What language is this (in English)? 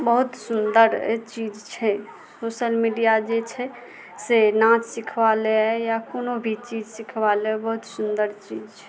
Maithili